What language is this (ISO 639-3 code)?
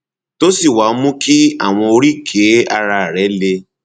yor